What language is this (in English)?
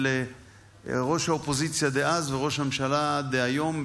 Hebrew